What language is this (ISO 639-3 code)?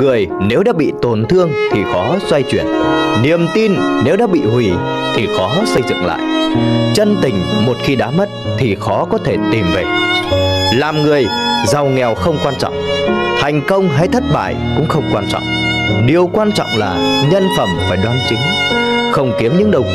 vie